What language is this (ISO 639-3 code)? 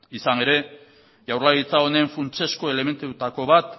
eus